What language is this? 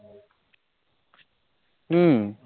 Bangla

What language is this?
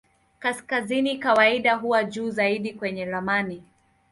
Swahili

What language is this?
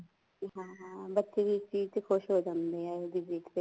Punjabi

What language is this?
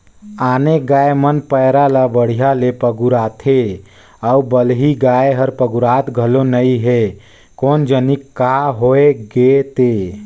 Chhattisgarhi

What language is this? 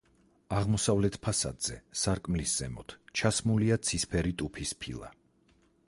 Georgian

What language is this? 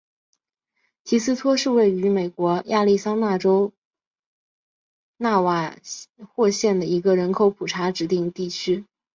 Chinese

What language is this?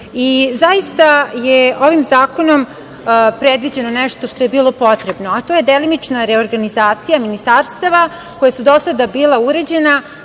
Serbian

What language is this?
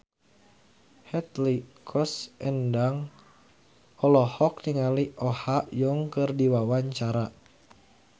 Sundanese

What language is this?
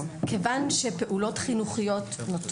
Hebrew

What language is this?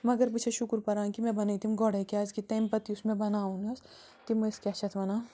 Kashmiri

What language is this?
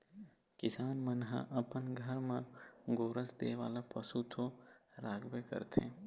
Chhattisgarhi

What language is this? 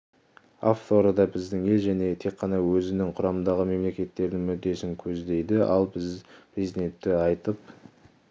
Kazakh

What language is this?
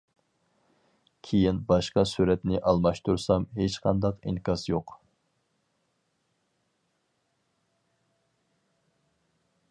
Uyghur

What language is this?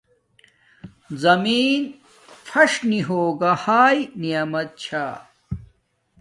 Domaaki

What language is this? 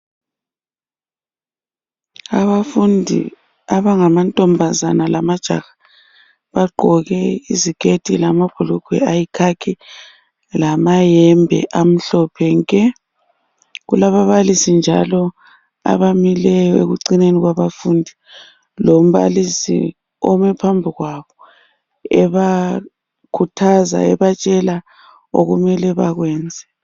North Ndebele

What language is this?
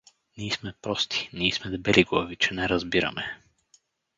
Bulgarian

